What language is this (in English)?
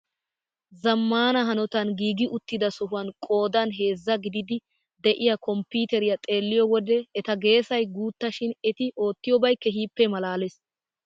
Wolaytta